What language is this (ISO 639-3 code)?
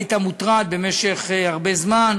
heb